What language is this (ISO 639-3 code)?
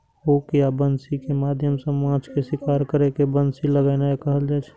mai